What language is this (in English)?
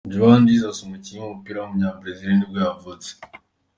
Kinyarwanda